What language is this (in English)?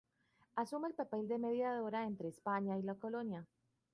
Spanish